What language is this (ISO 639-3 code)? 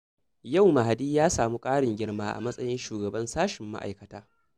hau